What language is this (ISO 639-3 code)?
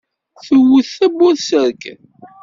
kab